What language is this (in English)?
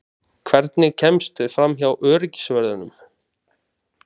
Icelandic